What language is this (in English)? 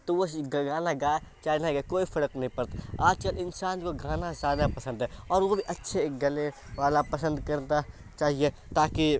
Urdu